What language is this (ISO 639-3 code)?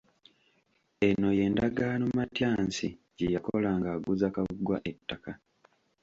lug